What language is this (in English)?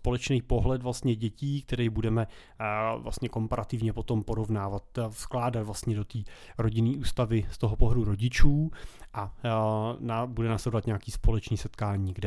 Czech